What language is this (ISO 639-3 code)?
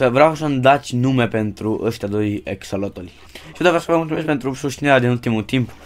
ron